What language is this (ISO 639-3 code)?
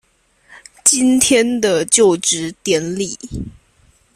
zho